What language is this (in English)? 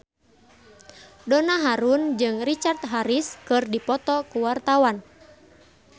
Sundanese